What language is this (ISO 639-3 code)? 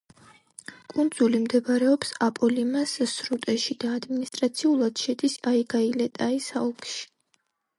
kat